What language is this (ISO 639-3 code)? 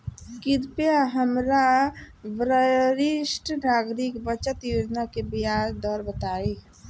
bho